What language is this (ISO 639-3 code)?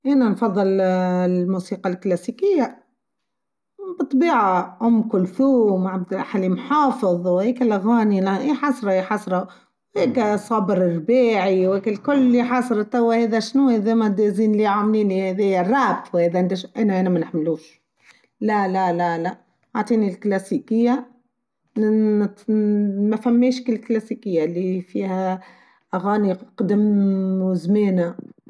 aeb